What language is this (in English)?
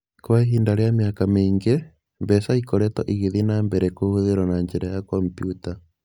Kikuyu